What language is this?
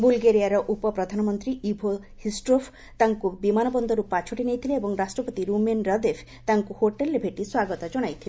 Odia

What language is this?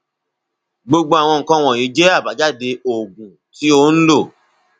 Yoruba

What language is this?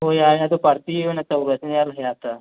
Manipuri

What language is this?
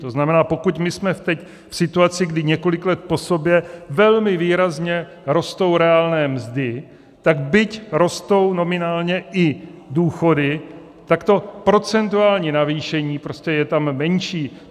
Czech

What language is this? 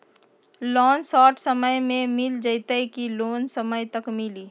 Magahi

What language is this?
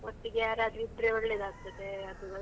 Kannada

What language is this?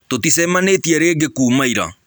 Kikuyu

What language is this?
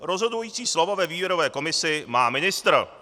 Czech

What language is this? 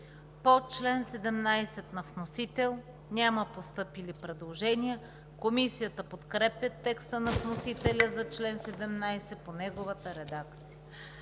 Bulgarian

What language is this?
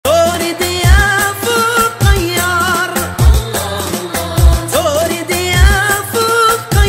Arabic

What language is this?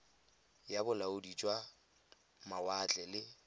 Tswana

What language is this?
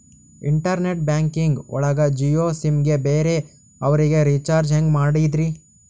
Kannada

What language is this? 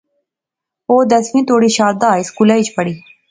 Pahari-Potwari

